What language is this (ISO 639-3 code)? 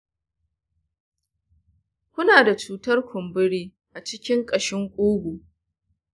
hau